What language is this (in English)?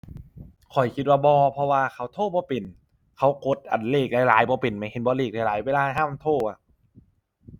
Thai